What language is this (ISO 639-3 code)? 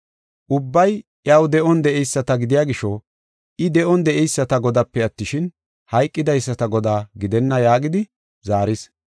gof